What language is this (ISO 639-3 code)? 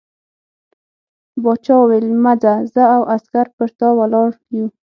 pus